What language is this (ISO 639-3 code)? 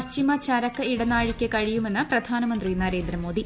mal